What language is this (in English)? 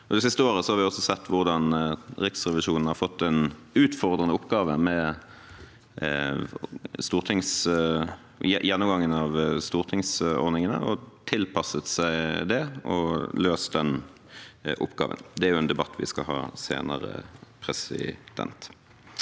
Norwegian